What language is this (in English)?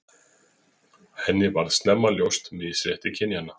Icelandic